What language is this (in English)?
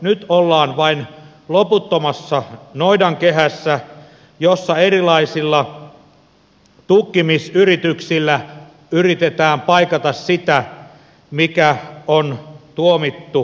Finnish